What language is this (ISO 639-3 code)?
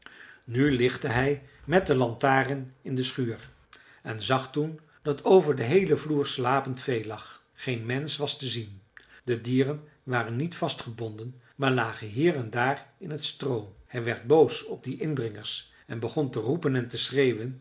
nld